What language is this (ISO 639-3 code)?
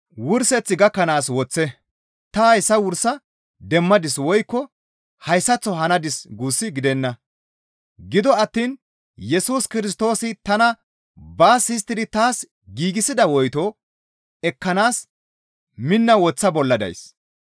gmv